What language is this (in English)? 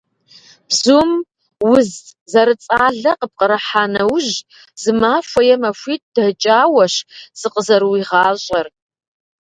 Kabardian